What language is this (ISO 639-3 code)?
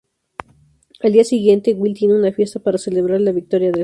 spa